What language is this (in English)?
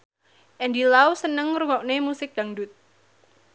Javanese